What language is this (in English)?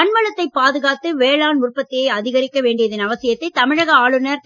Tamil